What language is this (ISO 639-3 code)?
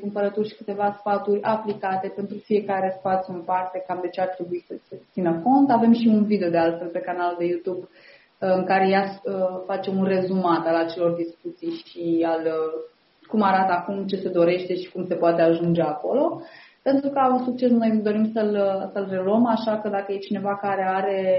ron